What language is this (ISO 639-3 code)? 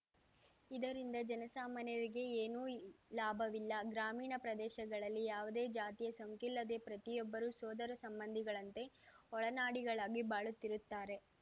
kan